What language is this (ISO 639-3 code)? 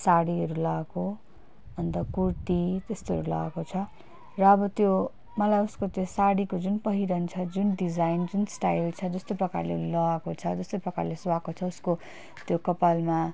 nep